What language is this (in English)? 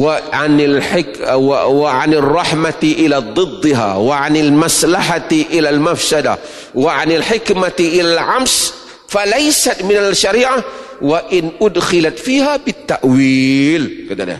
Malay